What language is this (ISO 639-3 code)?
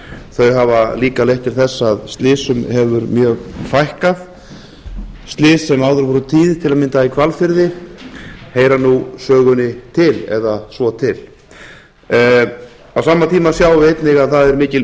isl